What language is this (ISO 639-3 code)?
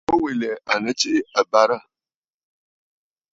bfd